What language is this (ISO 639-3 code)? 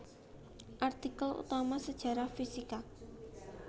jav